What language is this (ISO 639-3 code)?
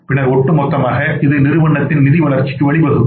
tam